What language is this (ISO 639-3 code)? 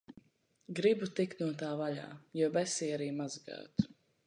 lav